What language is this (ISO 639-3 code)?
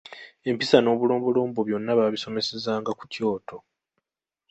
lug